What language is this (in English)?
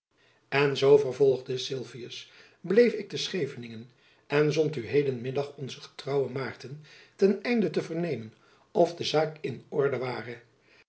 Dutch